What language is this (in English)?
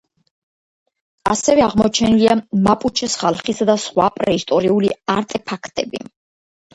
Georgian